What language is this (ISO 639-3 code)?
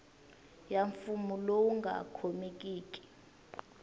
tso